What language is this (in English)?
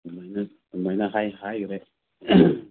Manipuri